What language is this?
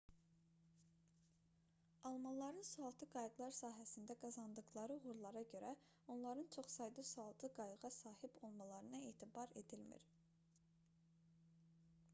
Azerbaijani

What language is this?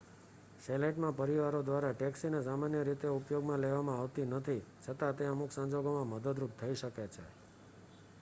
Gujarati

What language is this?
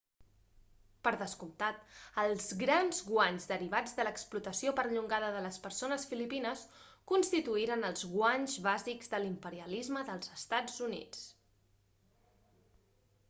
Catalan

